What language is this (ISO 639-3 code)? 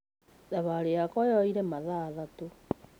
kik